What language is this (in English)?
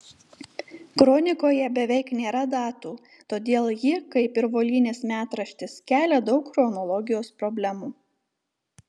Lithuanian